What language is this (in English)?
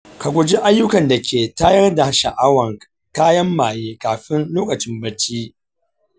Hausa